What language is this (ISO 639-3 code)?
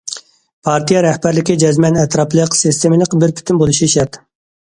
uig